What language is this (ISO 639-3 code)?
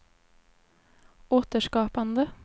swe